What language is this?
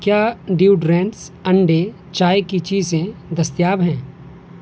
Urdu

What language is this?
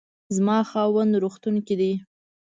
Pashto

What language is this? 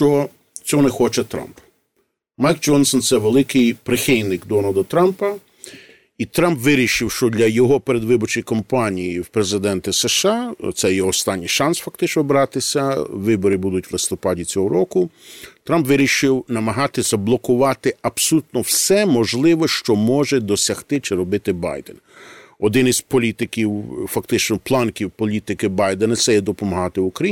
Ukrainian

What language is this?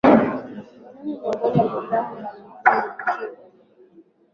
Swahili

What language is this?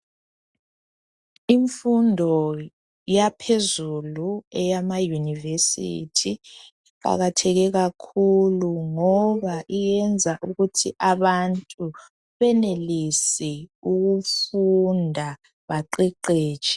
North Ndebele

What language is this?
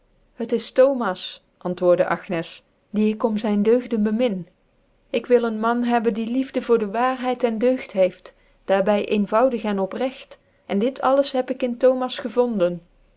Dutch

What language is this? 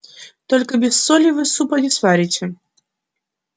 Russian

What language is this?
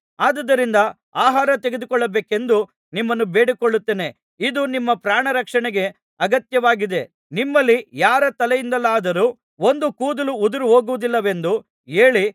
Kannada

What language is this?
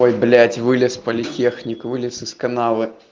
Russian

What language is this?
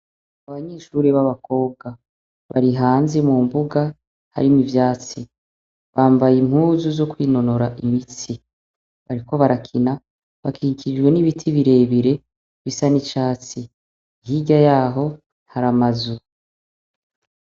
Rundi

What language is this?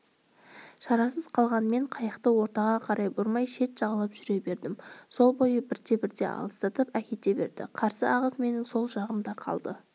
Kazakh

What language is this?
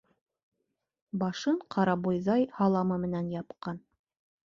Bashkir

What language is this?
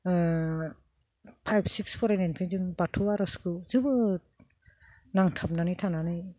Bodo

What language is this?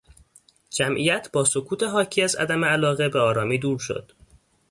Persian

